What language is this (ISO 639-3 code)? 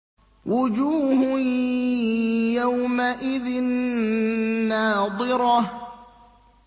ara